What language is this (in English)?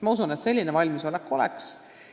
Estonian